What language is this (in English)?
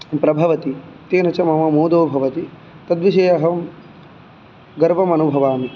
Sanskrit